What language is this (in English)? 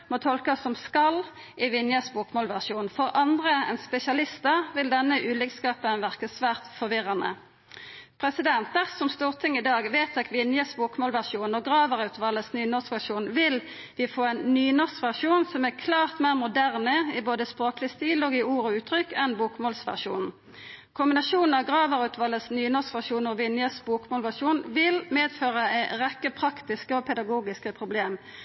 Norwegian Nynorsk